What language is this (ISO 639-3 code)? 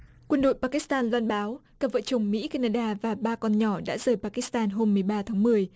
vie